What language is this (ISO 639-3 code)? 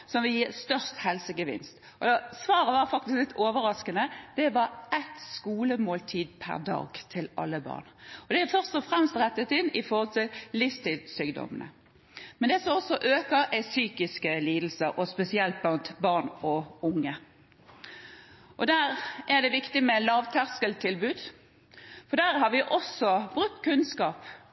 nob